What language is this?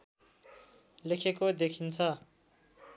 Nepali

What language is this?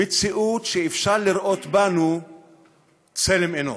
Hebrew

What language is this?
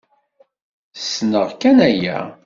Kabyle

